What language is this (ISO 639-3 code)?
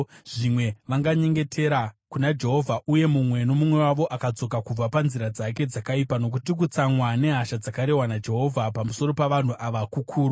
sna